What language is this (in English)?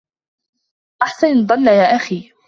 Arabic